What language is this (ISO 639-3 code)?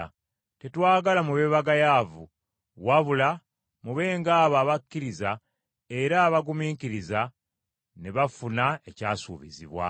lug